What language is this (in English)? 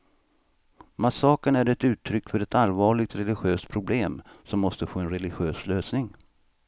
Swedish